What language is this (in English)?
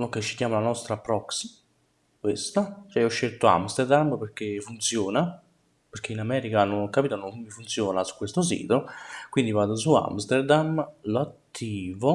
Italian